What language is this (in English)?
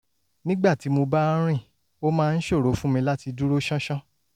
Yoruba